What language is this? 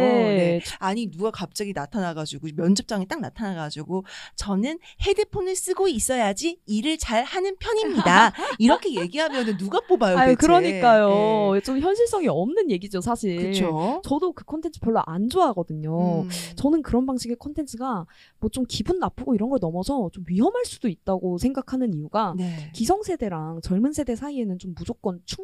Korean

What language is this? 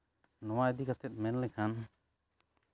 Santali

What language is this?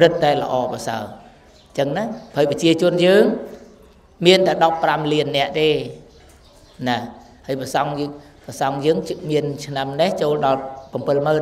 Thai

